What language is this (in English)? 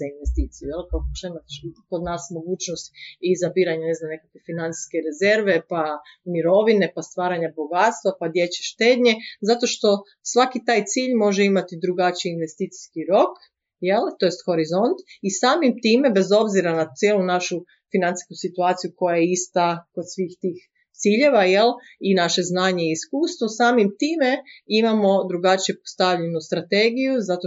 Croatian